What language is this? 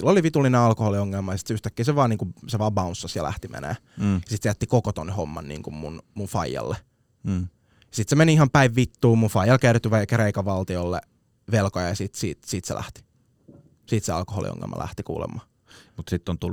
Finnish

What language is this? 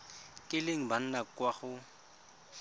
Tswana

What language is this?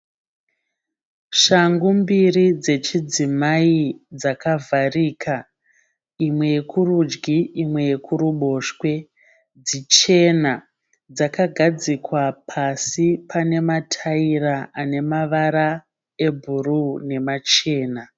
Shona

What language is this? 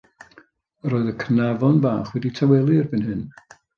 Welsh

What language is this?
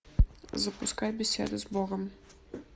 Russian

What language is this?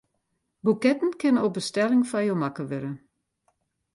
Western Frisian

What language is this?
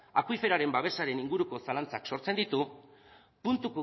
Basque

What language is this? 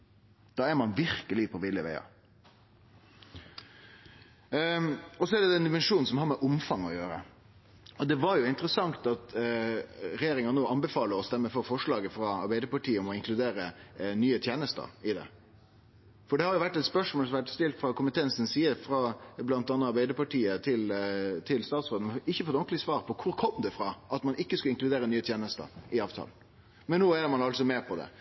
Norwegian Nynorsk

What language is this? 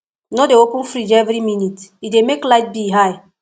Nigerian Pidgin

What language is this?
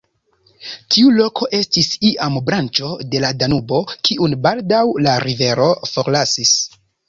Esperanto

